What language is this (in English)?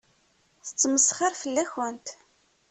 Kabyle